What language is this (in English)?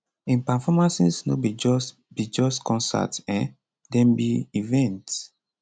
Nigerian Pidgin